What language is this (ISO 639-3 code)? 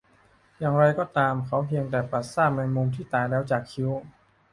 tha